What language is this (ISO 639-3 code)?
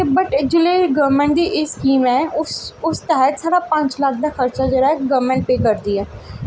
doi